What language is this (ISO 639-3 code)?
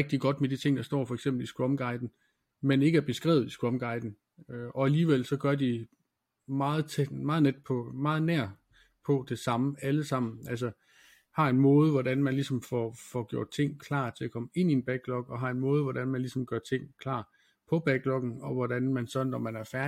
dan